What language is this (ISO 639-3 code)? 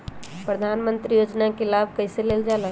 mag